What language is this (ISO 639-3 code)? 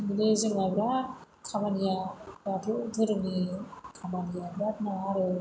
brx